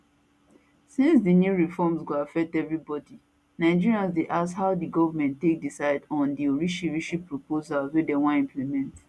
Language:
Nigerian Pidgin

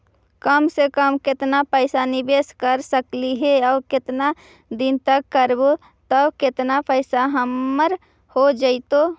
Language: Magahi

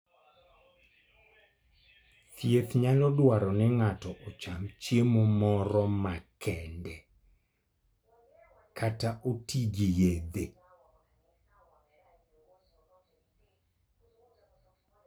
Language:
Luo (Kenya and Tanzania)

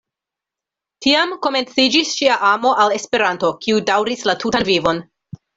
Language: Esperanto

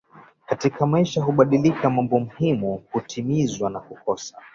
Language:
Swahili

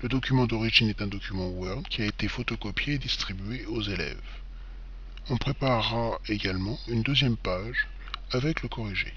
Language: French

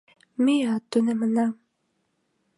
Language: Mari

